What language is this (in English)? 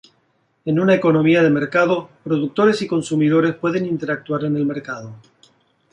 Spanish